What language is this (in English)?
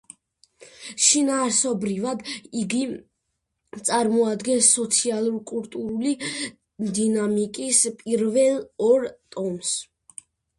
Georgian